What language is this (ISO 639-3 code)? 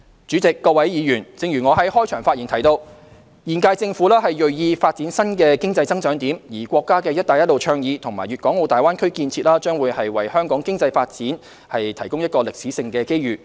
yue